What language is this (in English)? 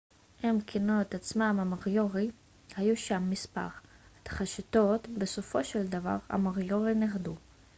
Hebrew